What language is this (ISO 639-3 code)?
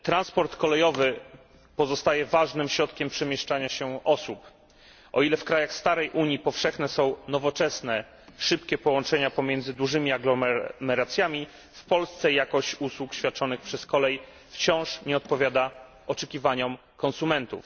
pol